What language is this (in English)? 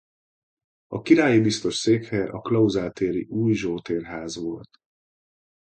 Hungarian